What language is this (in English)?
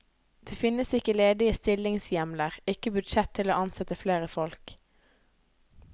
Norwegian